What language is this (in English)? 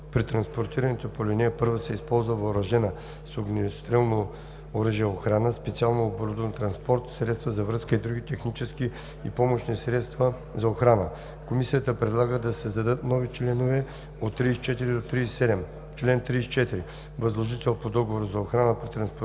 Bulgarian